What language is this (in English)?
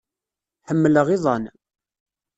Kabyle